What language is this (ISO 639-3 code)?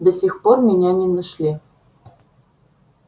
rus